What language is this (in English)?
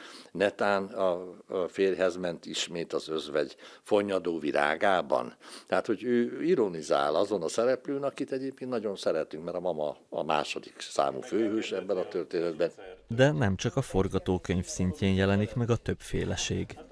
Hungarian